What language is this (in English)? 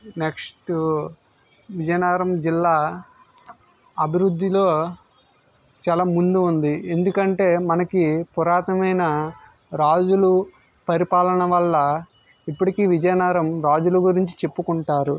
Telugu